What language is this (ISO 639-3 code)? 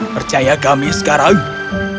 ind